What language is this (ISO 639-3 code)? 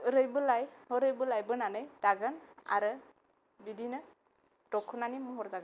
brx